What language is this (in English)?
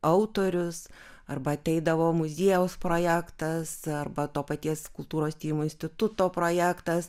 Lithuanian